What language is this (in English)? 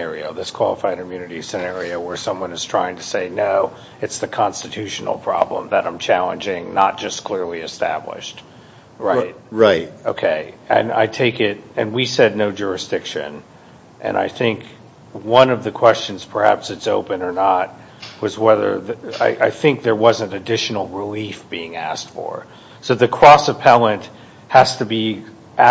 English